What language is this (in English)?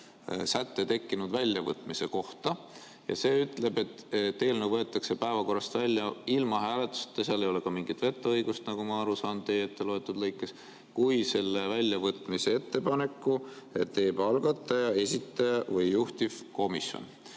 Estonian